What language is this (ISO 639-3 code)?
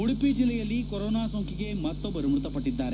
kan